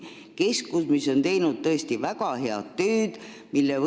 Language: Estonian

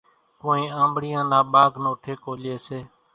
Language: Kachi Koli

